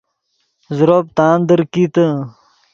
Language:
Yidgha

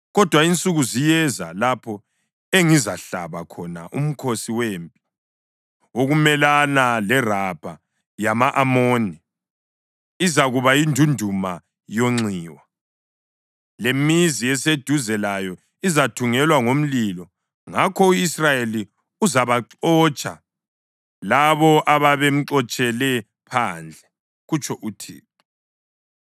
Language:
North Ndebele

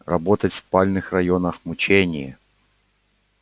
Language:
Russian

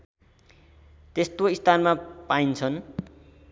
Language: Nepali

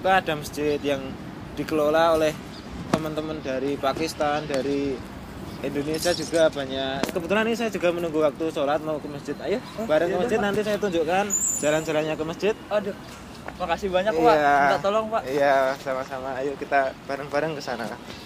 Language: Indonesian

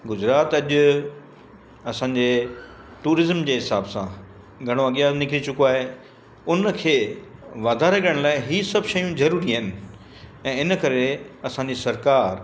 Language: Sindhi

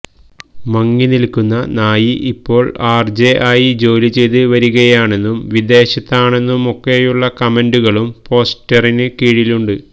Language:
Malayalam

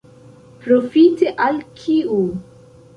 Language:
Esperanto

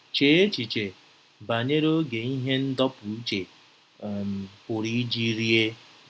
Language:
Igbo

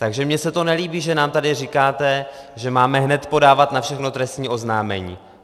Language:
Czech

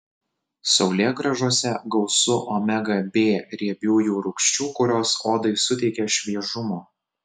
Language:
Lithuanian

